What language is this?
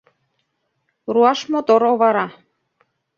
Mari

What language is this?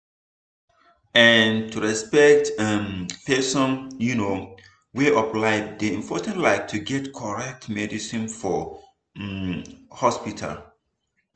Nigerian Pidgin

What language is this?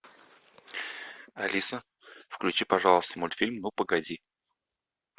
Russian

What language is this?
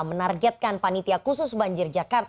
Indonesian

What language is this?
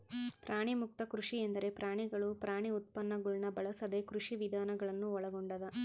Kannada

